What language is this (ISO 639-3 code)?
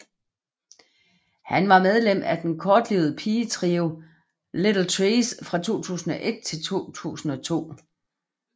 dan